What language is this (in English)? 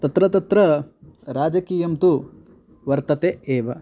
Sanskrit